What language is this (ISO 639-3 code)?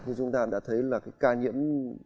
vie